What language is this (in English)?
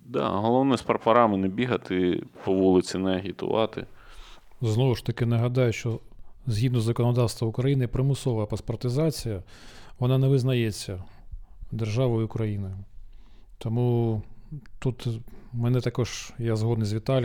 Ukrainian